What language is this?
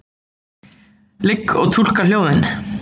Icelandic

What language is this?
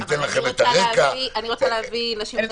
Hebrew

